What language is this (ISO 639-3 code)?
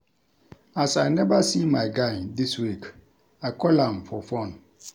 pcm